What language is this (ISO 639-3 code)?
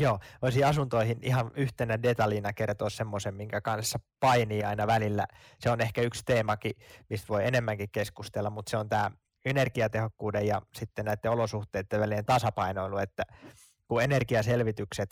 fin